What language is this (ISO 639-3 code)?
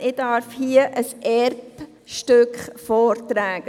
gsw